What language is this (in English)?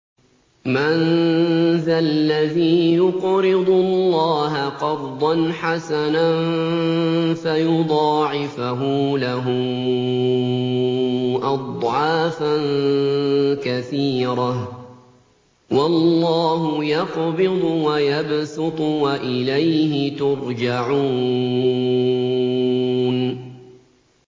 Arabic